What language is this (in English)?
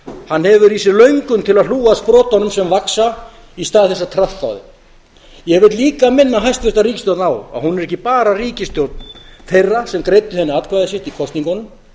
Icelandic